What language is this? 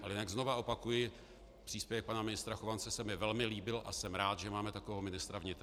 Czech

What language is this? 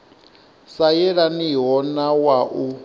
Venda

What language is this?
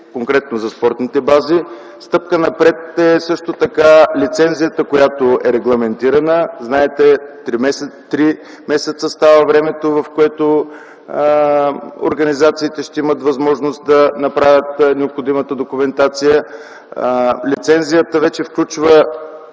Bulgarian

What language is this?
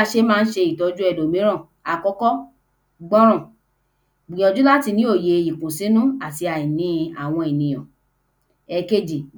Yoruba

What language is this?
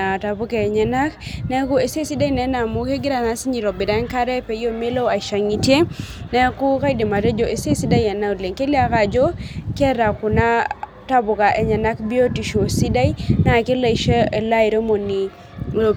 Masai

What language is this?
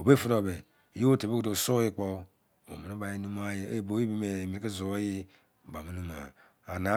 Izon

